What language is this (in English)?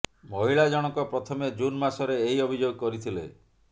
Odia